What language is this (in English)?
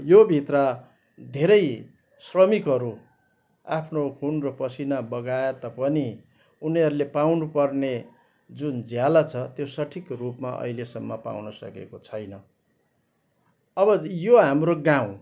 Nepali